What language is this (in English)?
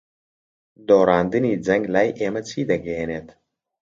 Central Kurdish